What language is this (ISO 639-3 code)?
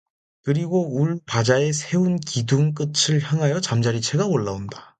kor